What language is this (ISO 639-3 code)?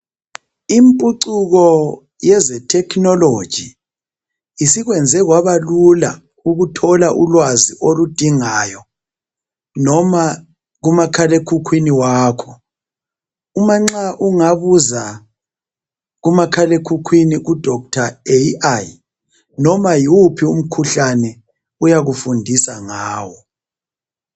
nde